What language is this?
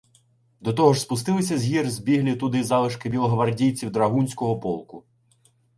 Ukrainian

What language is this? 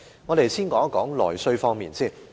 Cantonese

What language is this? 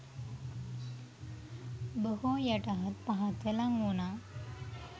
Sinhala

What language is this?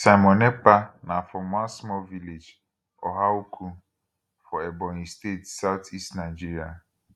Nigerian Pidgin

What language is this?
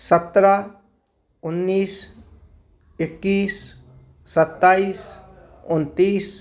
Hindi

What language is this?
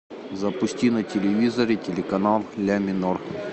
Russian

